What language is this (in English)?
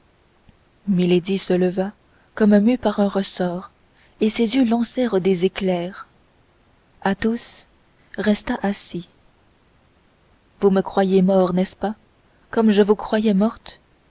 French